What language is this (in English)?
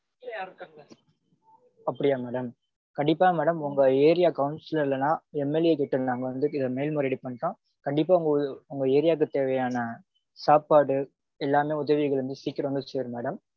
Tamil